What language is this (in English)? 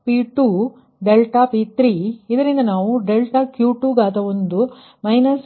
Kannada